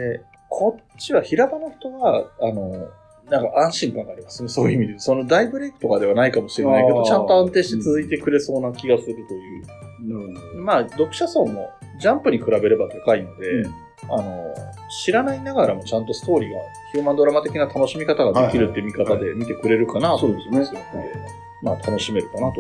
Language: Japanese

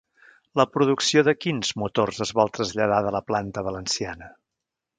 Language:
Catalan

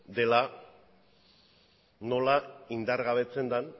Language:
Basque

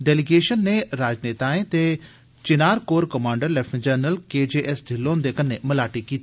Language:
Dogri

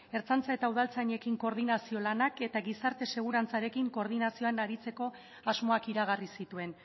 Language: Basque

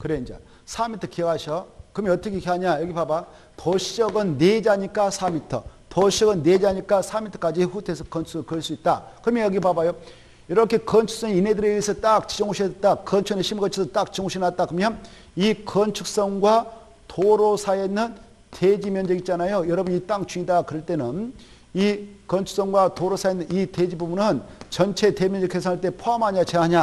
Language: Korean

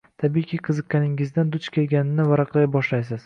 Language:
Uzbek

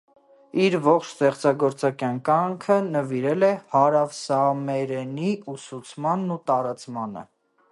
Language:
Armenian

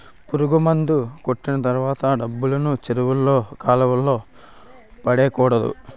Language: Telugu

